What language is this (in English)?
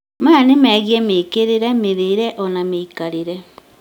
Kikuyu